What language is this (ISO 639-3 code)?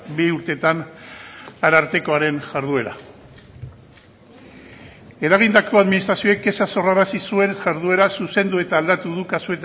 eus